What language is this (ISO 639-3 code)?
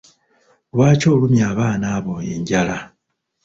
lug